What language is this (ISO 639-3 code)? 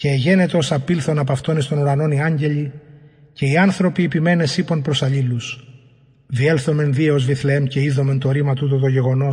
ell